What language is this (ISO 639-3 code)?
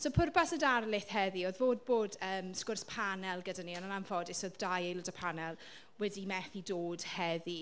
cym